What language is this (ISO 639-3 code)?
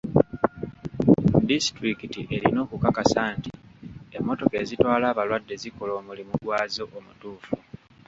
lug